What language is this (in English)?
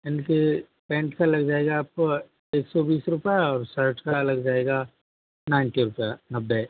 Hindi